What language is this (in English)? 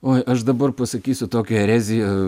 Lithuanian